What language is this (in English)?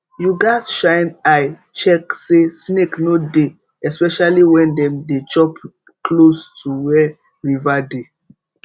Nigerian Pidgin